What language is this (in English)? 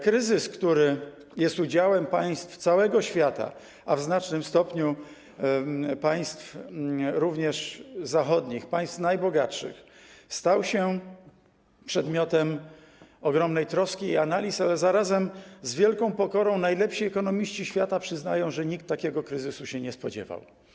Polish